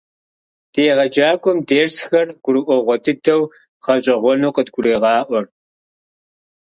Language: Kabardian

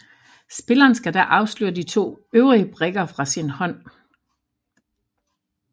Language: Danish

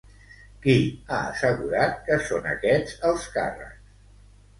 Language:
Catalan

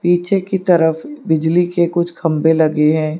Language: Hindi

